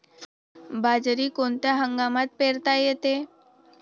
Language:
Marathi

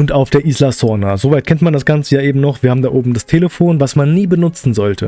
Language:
German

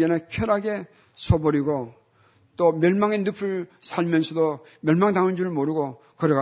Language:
Korean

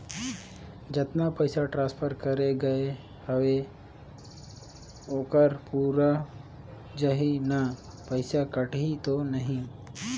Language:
Chhattisgarhi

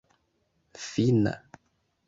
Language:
Esperanto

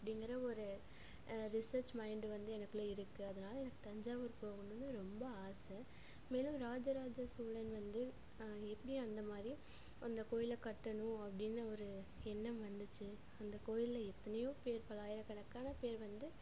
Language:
Tamil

